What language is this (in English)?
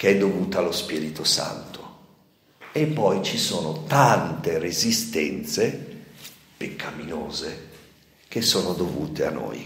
Italian